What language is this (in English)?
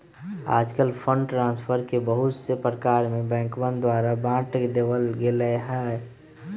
Magahi